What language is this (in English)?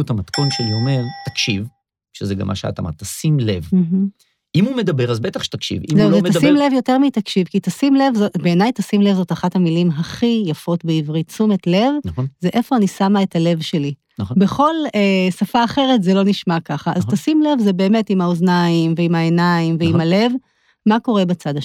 Hebrew